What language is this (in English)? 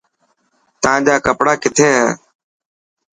Dhatki